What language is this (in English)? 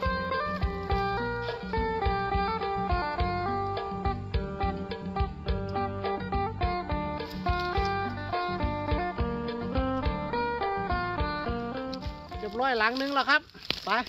Thai